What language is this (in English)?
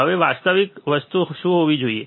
Gujarati